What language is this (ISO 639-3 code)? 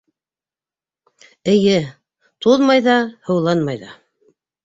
bak